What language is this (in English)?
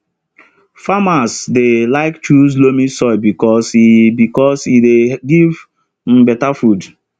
Nigerian Pidgin